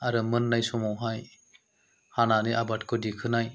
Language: Bodo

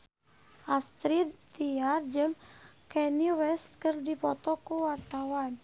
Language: Sundanese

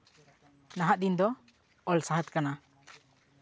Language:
Santali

